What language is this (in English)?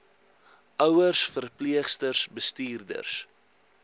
Afrikaans